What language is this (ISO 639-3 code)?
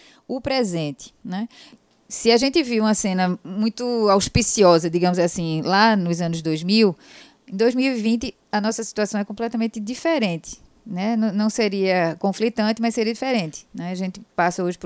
por